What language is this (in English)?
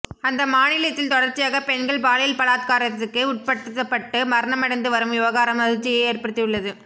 Tamil